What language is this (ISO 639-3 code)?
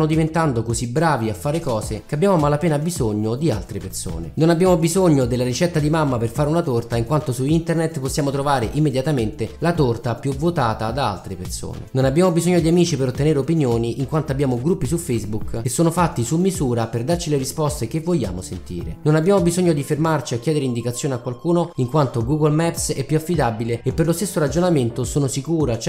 ita